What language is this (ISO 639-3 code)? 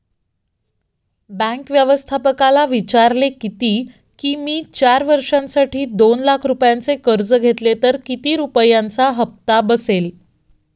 mar